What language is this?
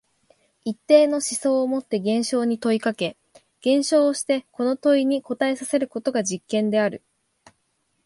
Japanese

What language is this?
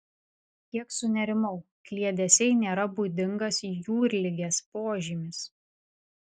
Lithuanian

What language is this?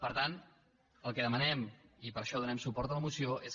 Catalan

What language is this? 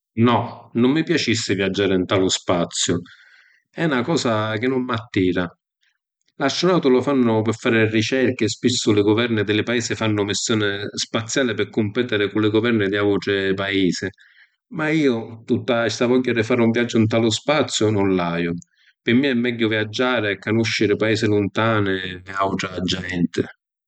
Sicilian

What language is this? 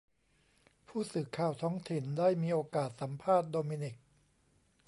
Thai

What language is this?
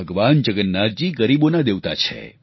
Gujarati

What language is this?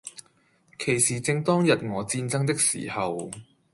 Cantonese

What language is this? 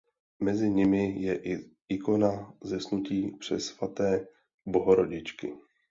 Czech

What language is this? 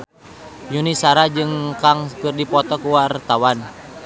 Sundanese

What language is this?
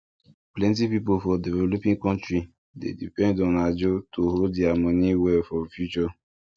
Nigerian Pidgin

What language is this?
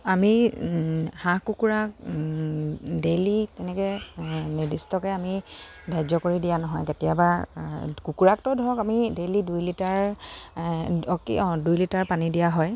Assamese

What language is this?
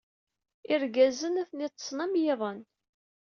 Kabyle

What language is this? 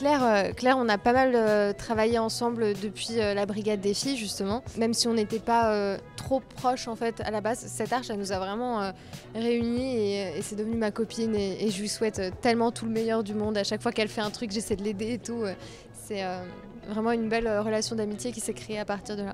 French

